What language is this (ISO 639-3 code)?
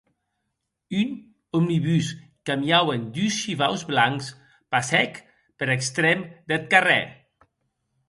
oci